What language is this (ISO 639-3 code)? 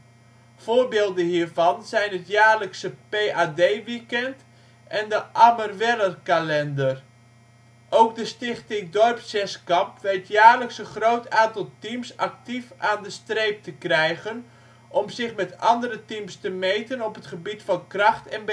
nld